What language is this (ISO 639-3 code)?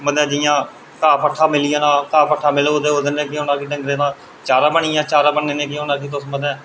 doi